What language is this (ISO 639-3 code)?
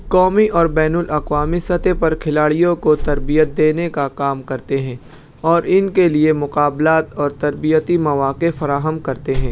urd